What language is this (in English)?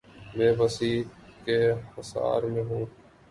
Urdu